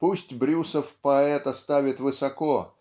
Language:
Russian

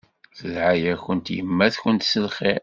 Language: Kabyle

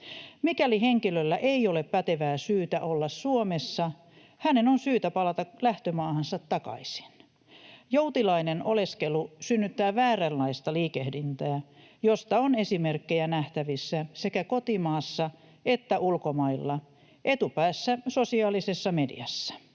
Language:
Finnish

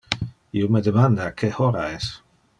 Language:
Interlingua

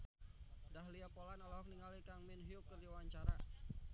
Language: Sundanese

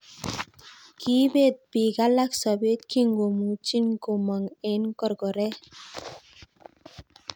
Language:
Kalenjin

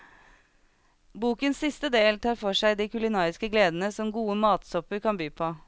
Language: Norwegian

